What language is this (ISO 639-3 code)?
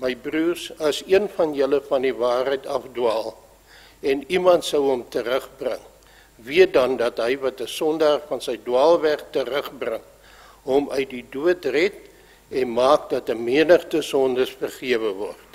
nld